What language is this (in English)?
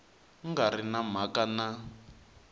Tsonga